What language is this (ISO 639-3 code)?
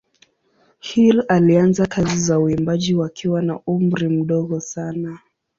swa